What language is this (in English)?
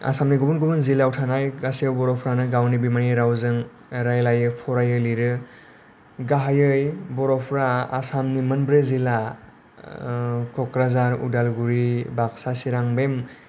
Bodo